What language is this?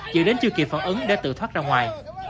Vietnamese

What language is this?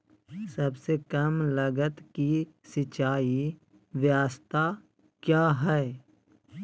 Magahi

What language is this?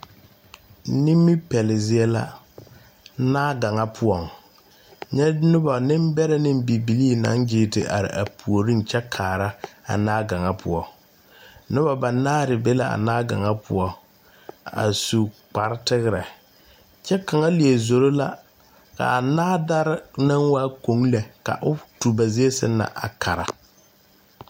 Southern Dagaare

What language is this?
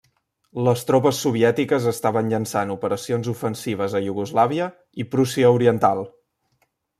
Catalan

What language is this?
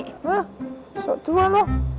Indonesian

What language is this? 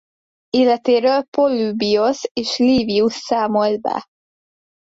Hungarian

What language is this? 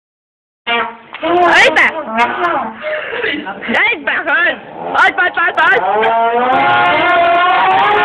Indonesian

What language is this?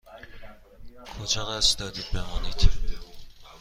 Persian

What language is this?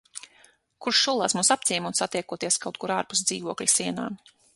Latvian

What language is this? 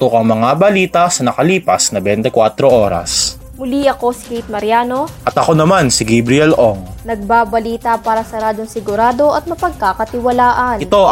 Filipino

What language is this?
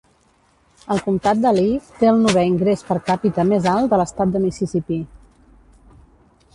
Catalan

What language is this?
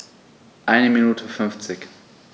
German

